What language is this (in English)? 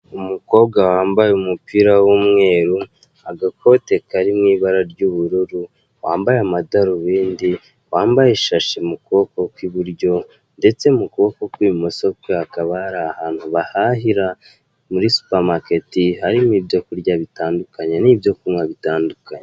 Kinyarwanda